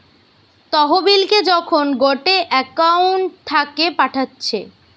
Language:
Bangla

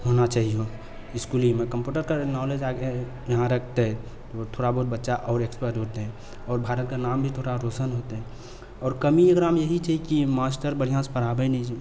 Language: Maithili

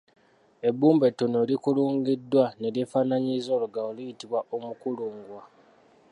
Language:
Ganda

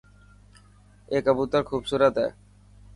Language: Dhatki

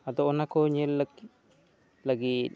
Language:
Santali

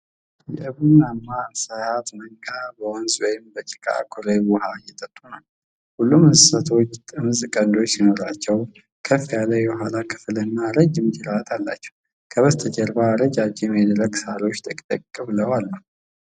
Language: Amharic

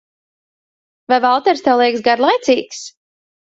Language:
Latvian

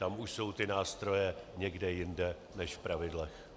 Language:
Czech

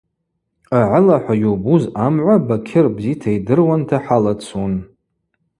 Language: Abaza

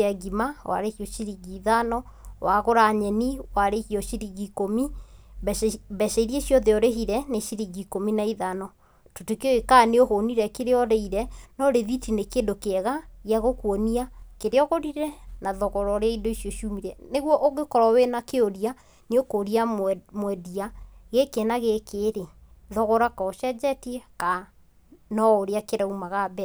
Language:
Kikuyu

